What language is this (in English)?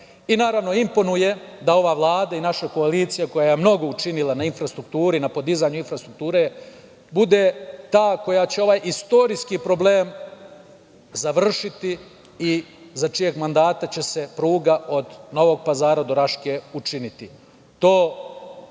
Serbian